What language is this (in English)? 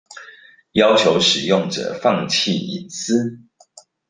Chinese